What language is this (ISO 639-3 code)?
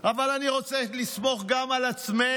heb